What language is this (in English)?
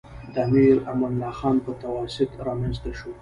Pashto